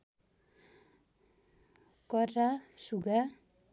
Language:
Nepali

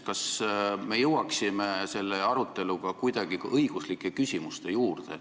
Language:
Estonian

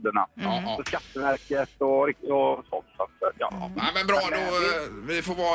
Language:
Swedish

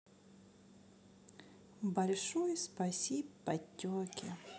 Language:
Russian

